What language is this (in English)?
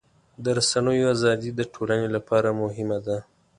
Pashto